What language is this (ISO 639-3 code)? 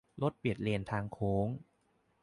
tha